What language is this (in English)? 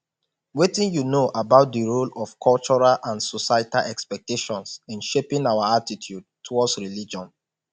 Nigerian Pidgin